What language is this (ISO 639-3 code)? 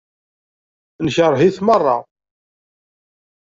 kab